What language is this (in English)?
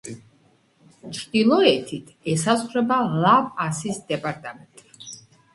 Georgian